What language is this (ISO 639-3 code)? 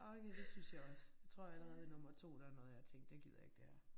dan